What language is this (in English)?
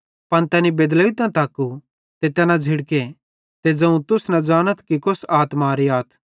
Bhadrawahi